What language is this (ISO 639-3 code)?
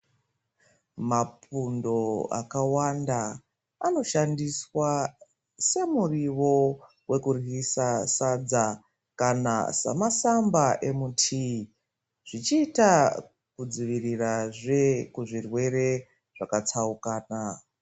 ndc